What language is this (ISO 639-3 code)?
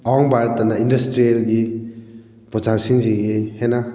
mni